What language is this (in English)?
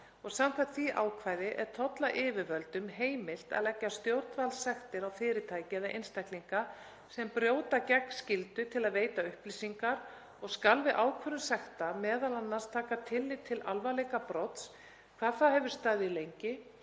Icelandic